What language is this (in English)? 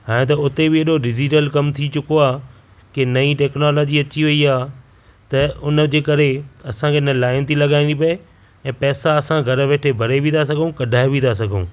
Sindhi